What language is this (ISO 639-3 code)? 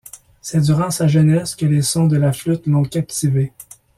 fra